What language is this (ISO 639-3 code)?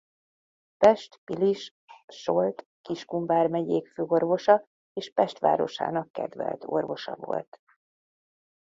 hun